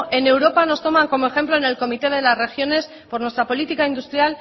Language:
Spanish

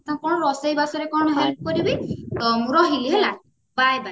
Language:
Odia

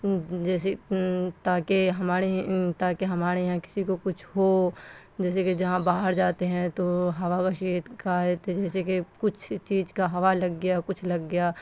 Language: Urdu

